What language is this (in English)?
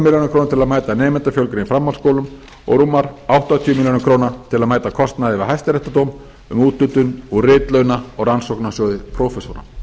Icelandic